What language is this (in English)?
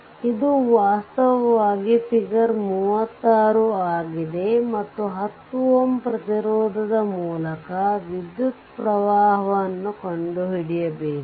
Kannada